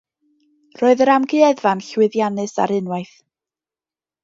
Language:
Welsh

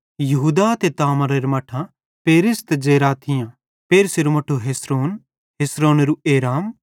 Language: Bhadrawahi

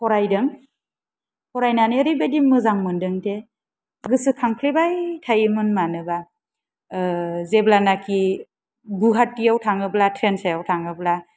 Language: Bodo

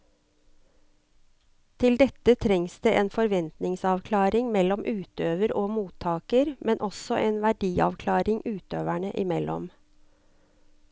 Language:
Norwegian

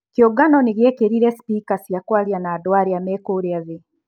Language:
Kikuyu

